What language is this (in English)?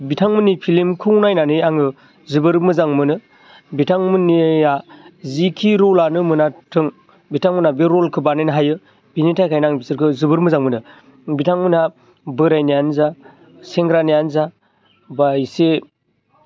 Bodo